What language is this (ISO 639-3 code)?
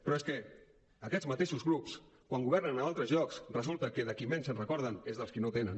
cat